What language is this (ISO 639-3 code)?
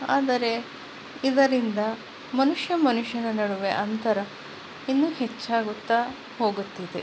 kan